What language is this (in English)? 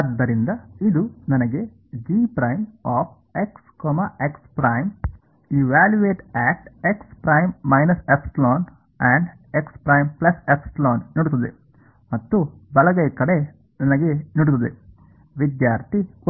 Kannada